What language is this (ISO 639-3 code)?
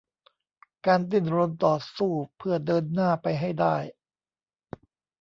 tha